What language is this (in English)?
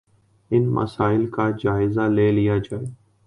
Urdu